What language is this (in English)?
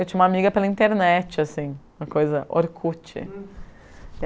Portuguese